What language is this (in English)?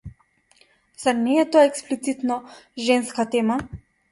Macedonian